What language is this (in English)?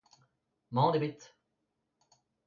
Breton